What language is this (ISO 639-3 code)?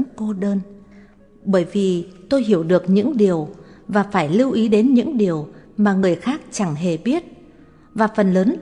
vie